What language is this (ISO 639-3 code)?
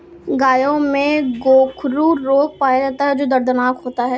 hin